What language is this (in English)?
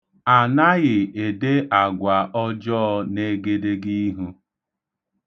Igbo